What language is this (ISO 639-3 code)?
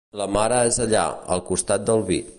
cat